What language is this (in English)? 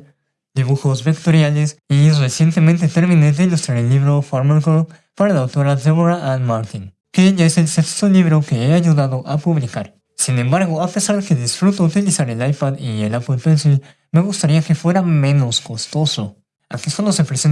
Spanish